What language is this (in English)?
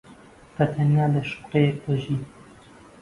Central Kurdish